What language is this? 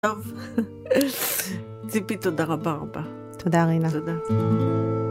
Hebrew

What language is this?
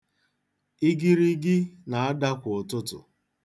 Igbo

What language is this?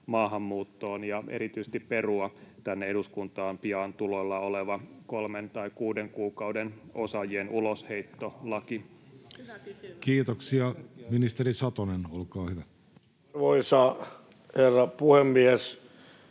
Finnish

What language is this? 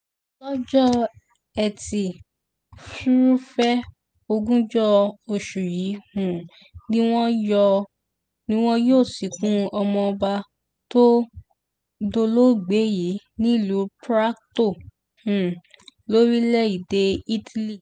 Yoruba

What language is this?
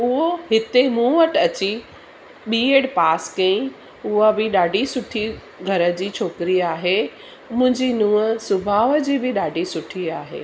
Sindhi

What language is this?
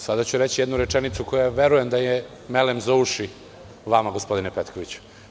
Serbian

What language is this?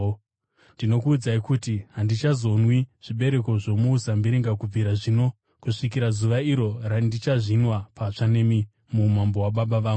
Shona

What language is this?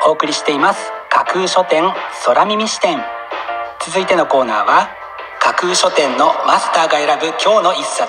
Japanese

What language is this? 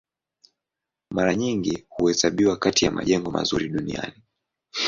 Swahili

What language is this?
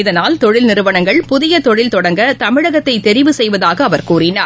Tamil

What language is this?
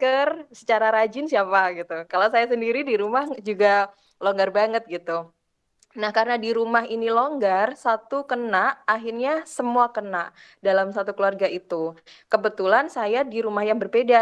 Indonesian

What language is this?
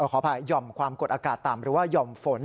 Thai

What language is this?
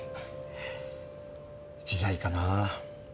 Japanese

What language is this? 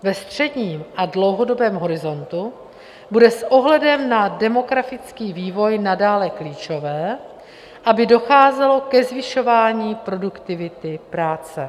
Czech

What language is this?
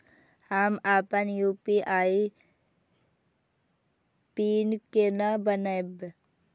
Maithili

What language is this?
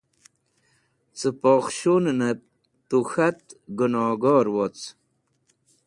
Wakhi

